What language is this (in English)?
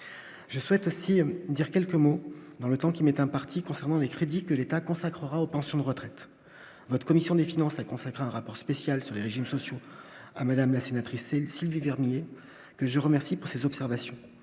French